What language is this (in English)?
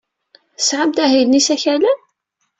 Kabyle